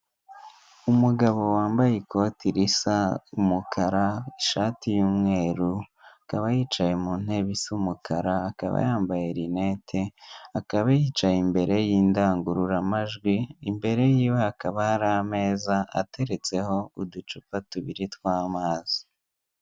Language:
Kinyarwanda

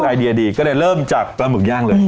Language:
Thai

